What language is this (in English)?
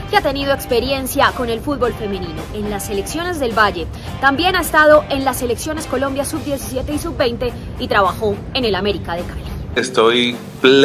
Spanish